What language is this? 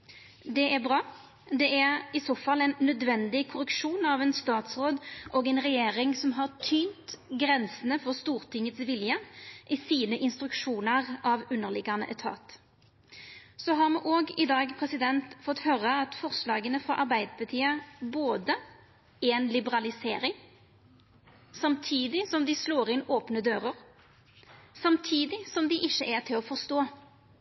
Norwegian Nynorsk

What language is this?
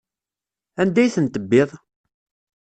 Kabyle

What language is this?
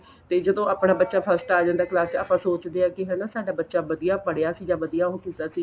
Punjabi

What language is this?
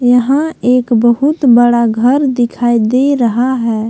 Hindi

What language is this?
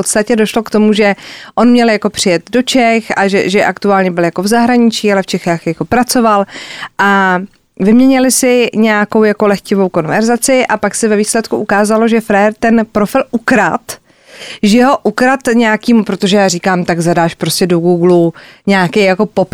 Czech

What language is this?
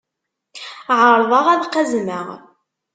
Kabyle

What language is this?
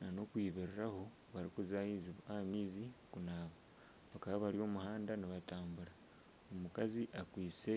Nyankole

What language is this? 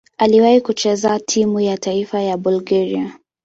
Swahili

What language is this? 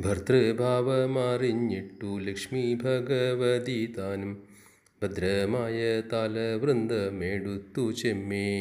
Malayalam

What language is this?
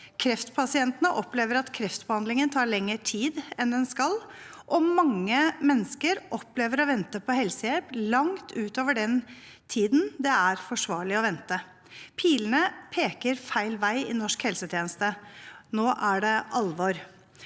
Norwegian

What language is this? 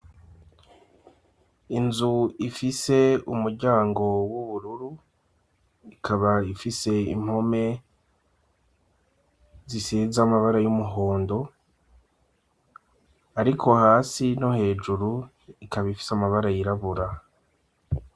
Rundi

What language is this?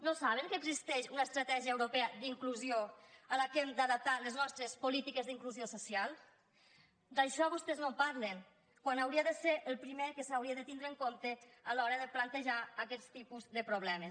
Catalan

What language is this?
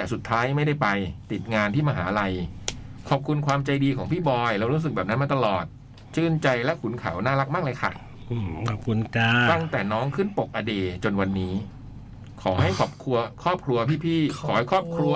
Thai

